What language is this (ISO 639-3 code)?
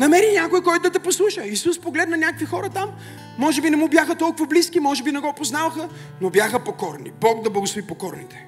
bul